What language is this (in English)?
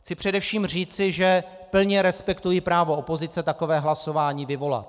Czech